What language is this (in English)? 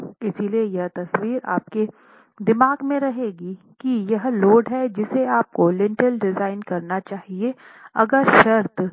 Hindi